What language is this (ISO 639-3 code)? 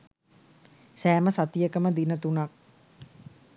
sin